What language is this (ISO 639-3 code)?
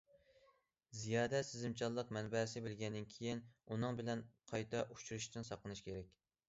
uig